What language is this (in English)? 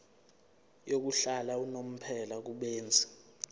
Zulu